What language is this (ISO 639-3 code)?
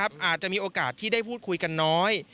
tha